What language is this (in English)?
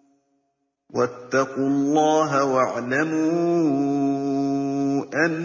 Arabic